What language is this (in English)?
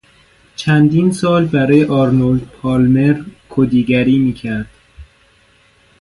Persian